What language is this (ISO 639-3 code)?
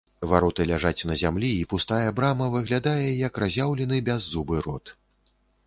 bel